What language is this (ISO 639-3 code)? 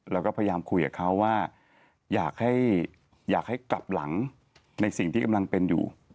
tha